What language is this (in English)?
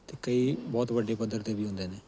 Punjabi